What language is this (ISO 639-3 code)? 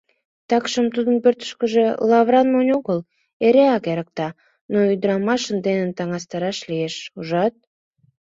chm